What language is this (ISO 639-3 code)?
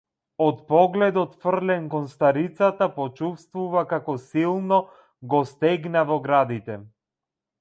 mkd